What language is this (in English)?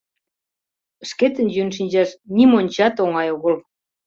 Mari